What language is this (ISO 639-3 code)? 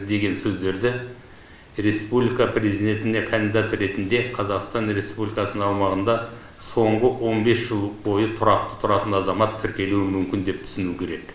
kaz